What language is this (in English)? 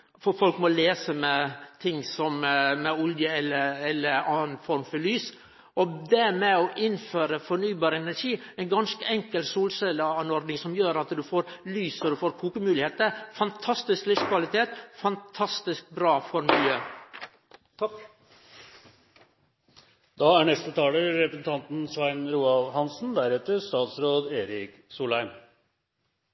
Norwegian